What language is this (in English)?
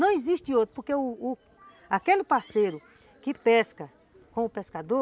Portuguese